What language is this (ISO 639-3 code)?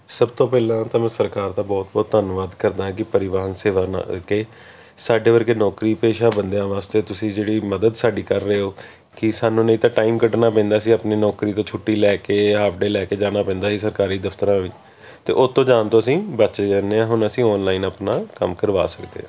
pan